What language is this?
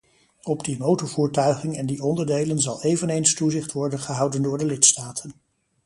Dutch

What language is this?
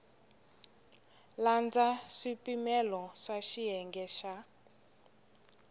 Tsonga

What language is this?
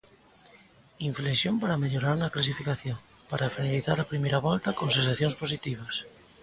Galician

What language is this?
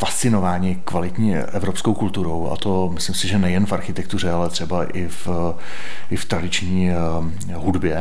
Czech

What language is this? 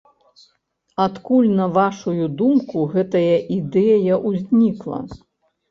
Belarusian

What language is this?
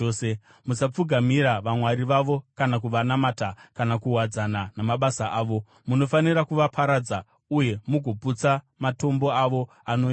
Shona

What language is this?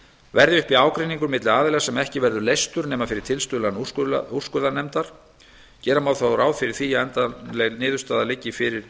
Icelandic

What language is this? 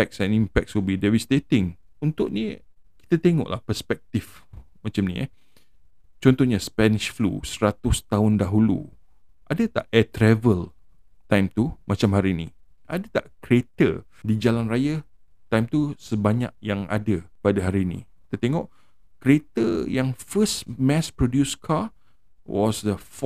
Malay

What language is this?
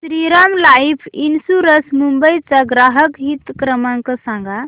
Marathi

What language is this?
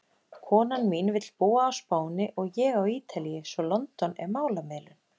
Icelandic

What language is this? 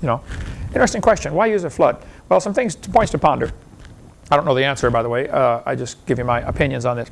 English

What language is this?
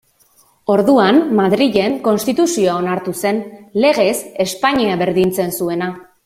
Basque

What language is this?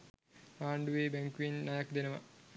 Sinhala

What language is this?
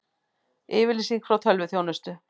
Icelandic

